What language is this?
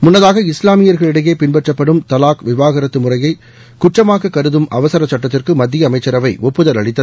Tamil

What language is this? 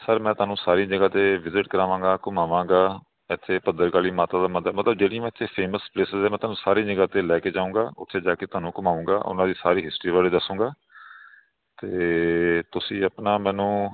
Punjabi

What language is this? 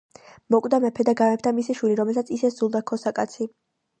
Georgian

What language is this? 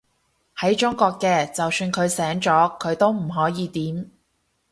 Cantonese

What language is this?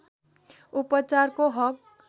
Nepali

